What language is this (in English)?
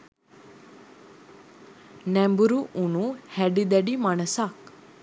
Sinhala